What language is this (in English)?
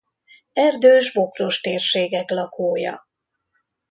Hungarian